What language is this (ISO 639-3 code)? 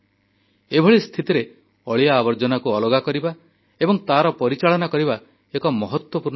ori